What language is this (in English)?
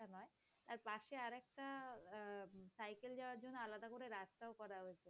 Bangla